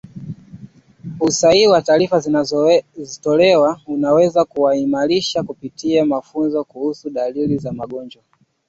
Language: Swahili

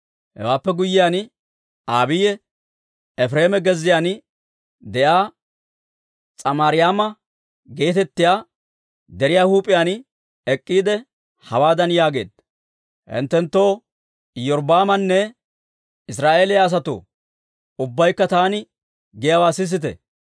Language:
Dawro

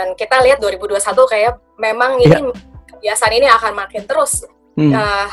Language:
Indonesian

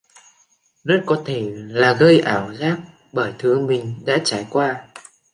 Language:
Vietnamese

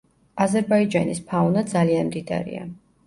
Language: Georgian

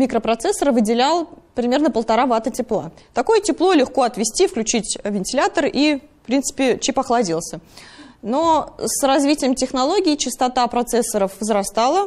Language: Russian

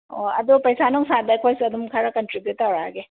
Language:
Manipuri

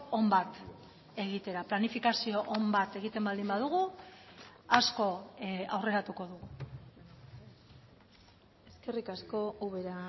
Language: Basque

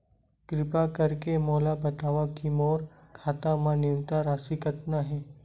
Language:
Chhattisgarhi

